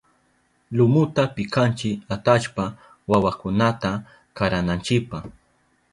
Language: Southern Pastaza Quechua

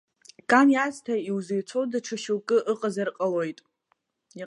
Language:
Abkhazian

